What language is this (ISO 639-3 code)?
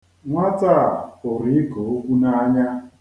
ibo